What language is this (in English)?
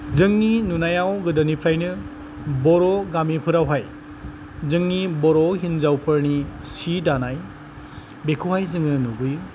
Bodo